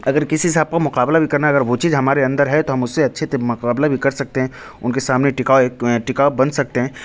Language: Urdu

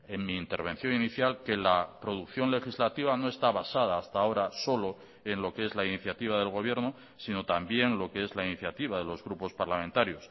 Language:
Spanish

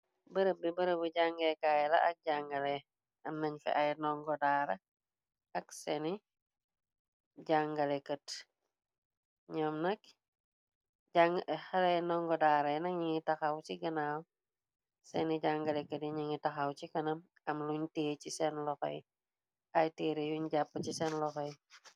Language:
Wolof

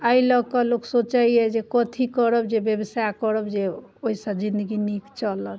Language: Maithili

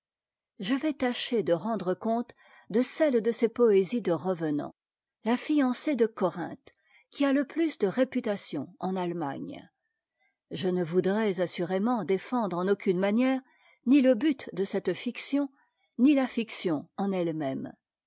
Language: French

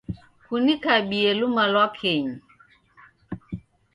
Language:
Taita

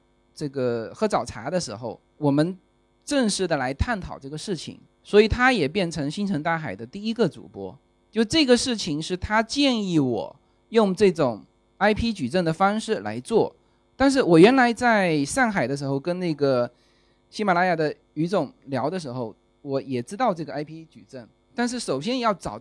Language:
Chinese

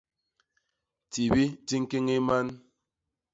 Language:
Basaa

